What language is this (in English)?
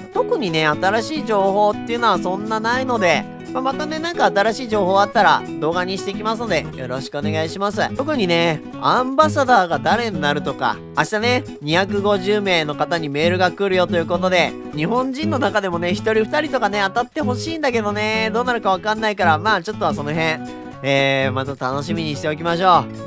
Japanese